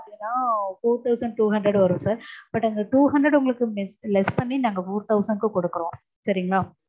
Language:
Tamil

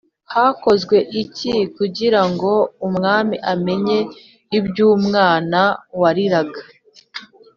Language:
Kinyarwanda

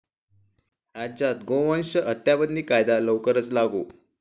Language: Marathi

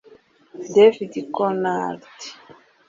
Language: Kinyarwanda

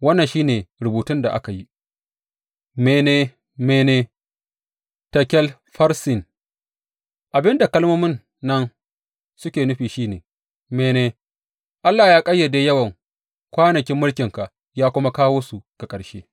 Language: Hausa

